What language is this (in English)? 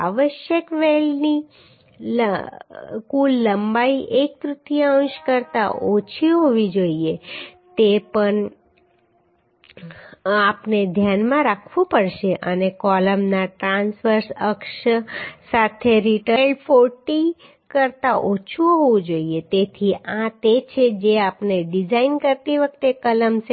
Gujarati